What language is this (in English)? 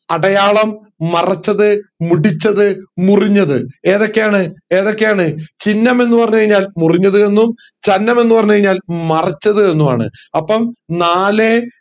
Malayalam